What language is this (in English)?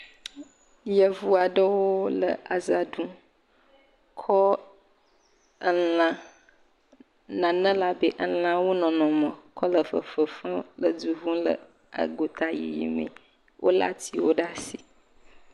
Ewe